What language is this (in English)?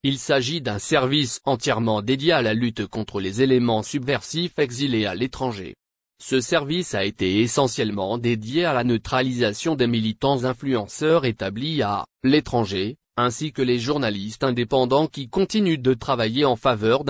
French